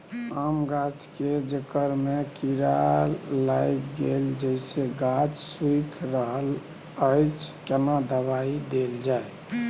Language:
Maithili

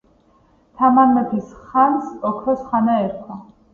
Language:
Georgian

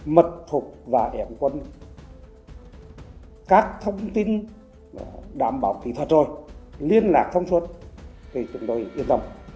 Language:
Vietnamese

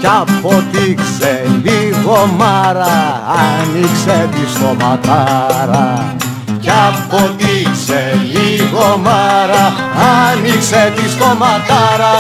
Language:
Greek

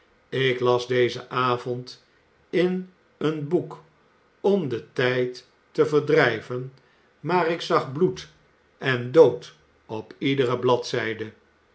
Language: Dutch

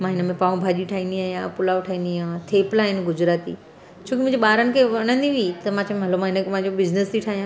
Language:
Sindhi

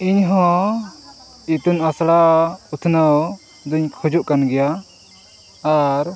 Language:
Santali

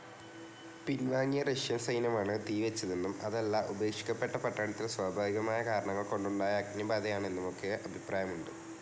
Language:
Malayalam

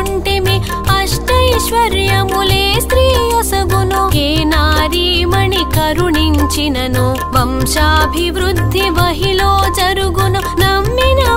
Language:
Telugu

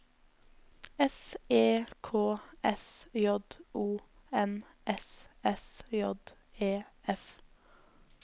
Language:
Norwegian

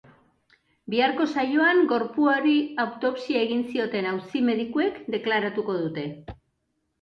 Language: Basque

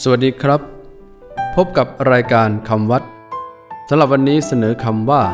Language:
Thai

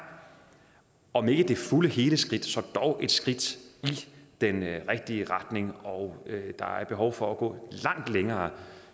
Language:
Danish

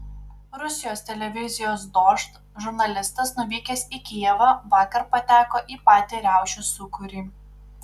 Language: Lithuanian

